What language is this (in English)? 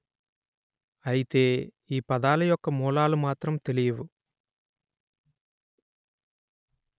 Telugu